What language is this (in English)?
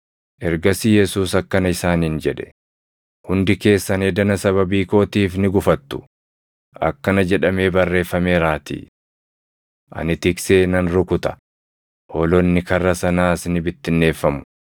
Oromo